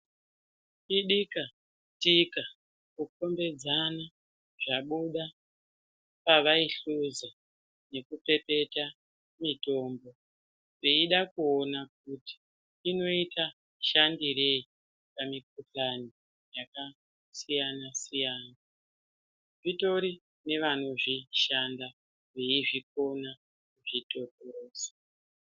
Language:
Ndau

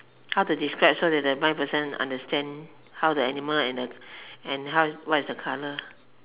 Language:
English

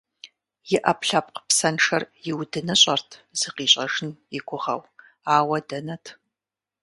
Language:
Kabardian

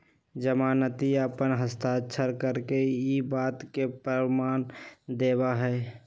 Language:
Magahi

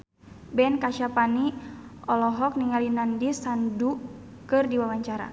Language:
Sundanese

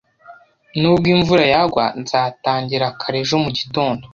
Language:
Kinyarwanda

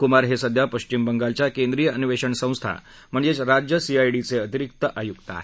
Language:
Marathi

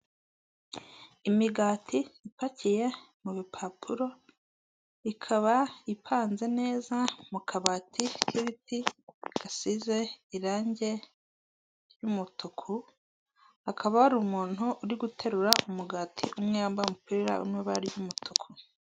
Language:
Kinyarwanda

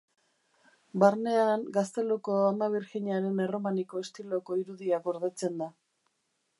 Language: Basque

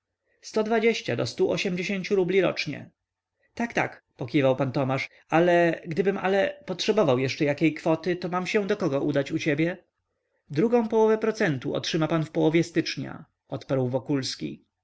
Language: Polish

